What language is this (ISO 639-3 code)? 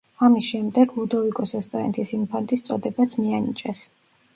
kat